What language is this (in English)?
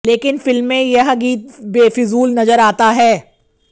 Hindi